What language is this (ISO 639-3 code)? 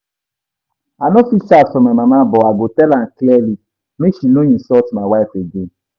pcm